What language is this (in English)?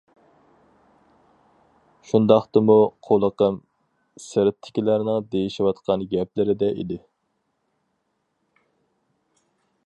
Uyghur